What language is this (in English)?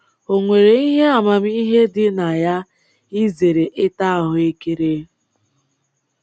Igbo